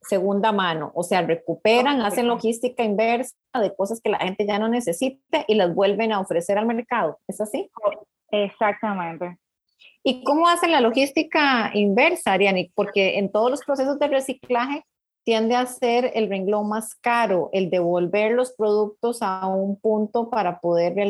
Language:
Spanish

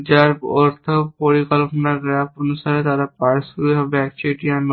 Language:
Bangla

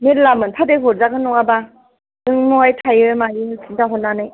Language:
Bodo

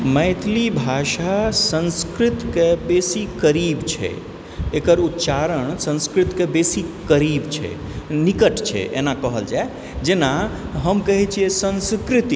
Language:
Maithili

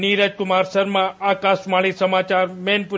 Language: Hindi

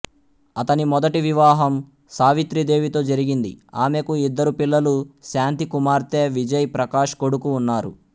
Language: Telugu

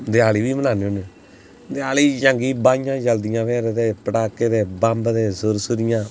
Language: Dogri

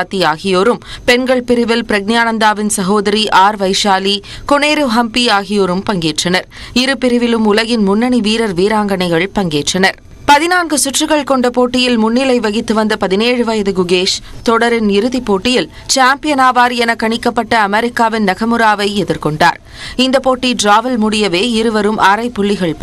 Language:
Tamil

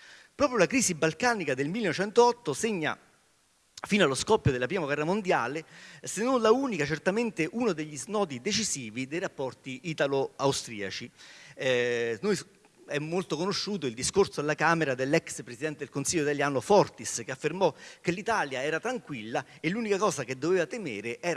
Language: Italian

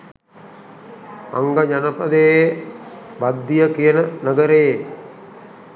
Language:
Sinhala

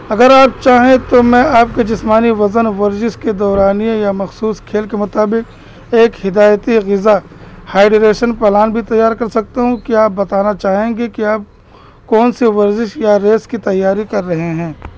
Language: Urdu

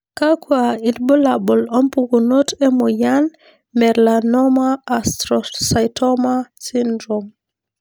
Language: Masai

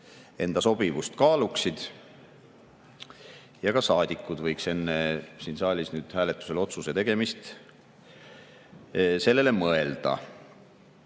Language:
Estonian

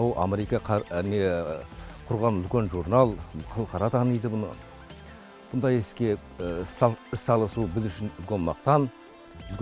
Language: Russian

